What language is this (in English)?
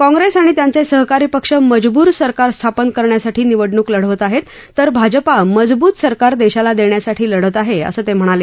Marathi